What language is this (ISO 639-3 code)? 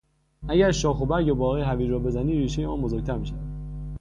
fas